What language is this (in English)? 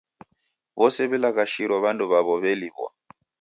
Taita